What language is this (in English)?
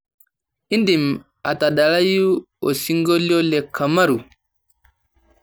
Masai